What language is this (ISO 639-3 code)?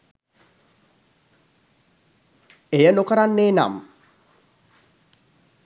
sin